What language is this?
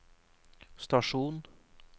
Norwegian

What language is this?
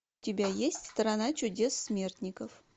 Russian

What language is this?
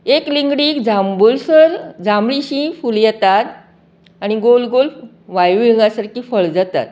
Konkani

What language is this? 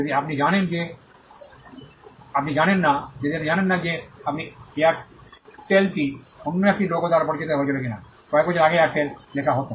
Bangla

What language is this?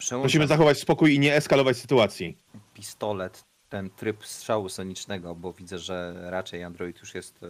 Polish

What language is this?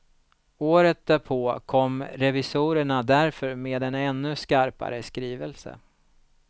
Swedish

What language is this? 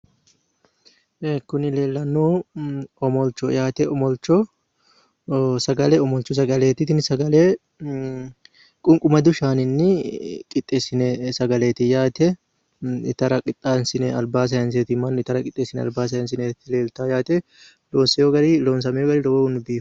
Sidamo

